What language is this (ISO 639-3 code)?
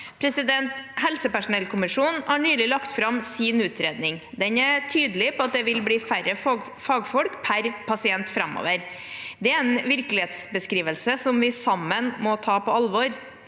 nor